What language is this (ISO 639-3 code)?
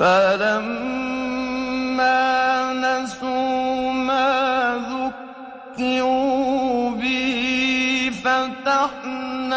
ara